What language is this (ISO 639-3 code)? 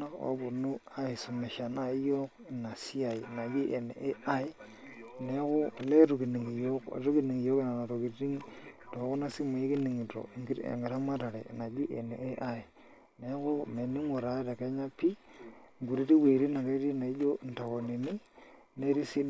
mas